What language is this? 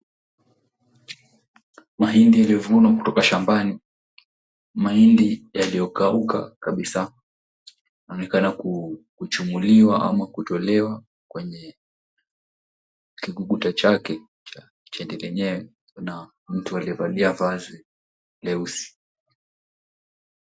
Swahili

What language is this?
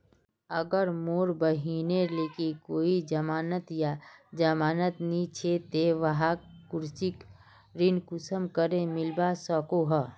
Magahi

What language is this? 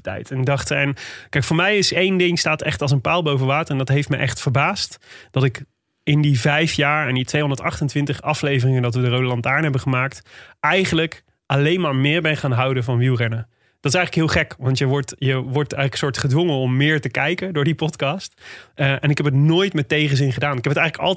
Dutch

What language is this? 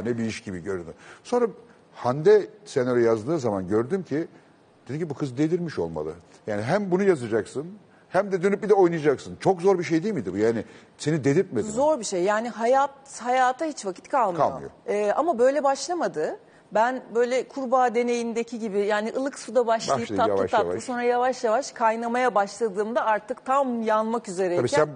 Turkish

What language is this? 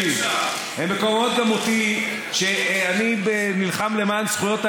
Hebrew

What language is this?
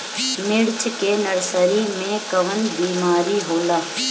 Bhojpuri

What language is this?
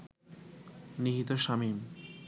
Bangla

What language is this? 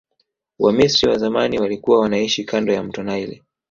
Swahili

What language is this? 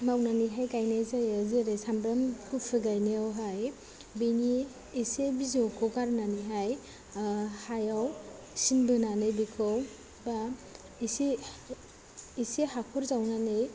Bodo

